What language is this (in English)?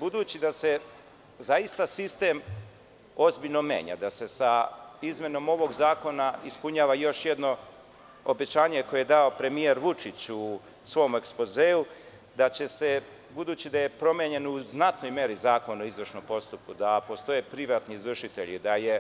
Serbian